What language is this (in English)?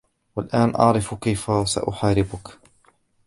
Arabic